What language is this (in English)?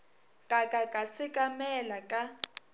Northern Sotho